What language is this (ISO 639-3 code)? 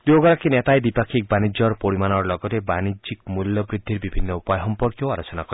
asm